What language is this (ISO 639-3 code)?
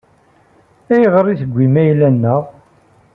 kab